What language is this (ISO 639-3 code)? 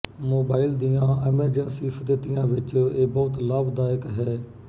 pan